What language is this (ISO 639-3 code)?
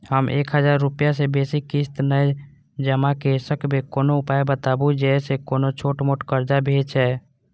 mai